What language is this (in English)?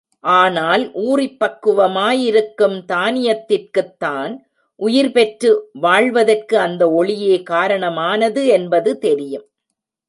Tamil